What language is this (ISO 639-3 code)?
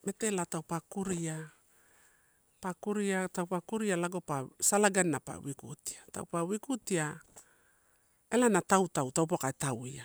ttu